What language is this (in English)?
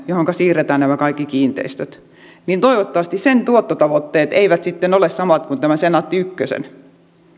Finnish